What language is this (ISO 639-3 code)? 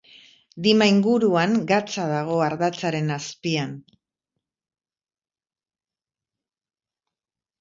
eus